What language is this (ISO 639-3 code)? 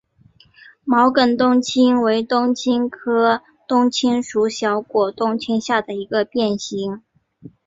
zho